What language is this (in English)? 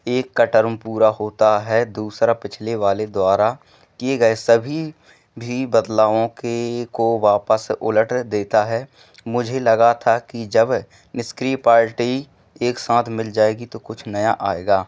Hindi